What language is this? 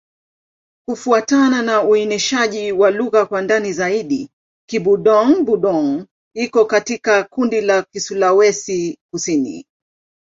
Swahili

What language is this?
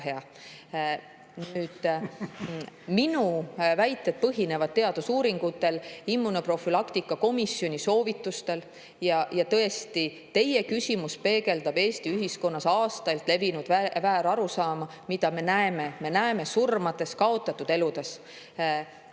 Estonian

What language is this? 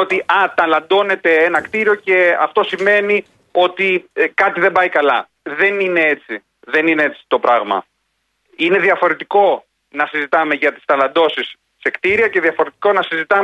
Greek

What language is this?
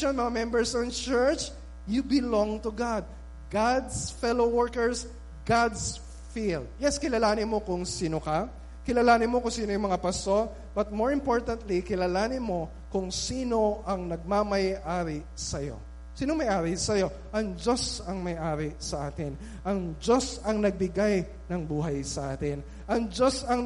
Filipino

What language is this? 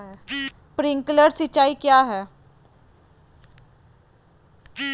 Magahi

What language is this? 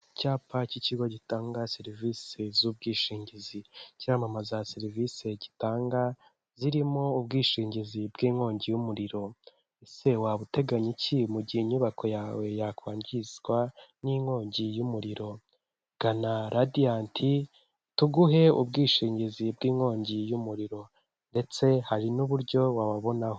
Kinyarwanda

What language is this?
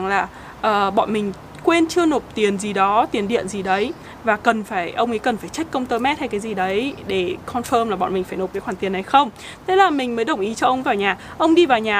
Vietnamese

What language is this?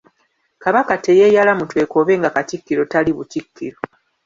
Ganda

